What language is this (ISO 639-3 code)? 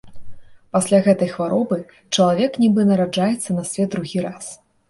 bel